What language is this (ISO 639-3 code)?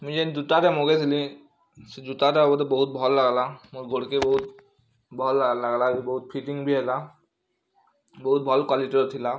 ori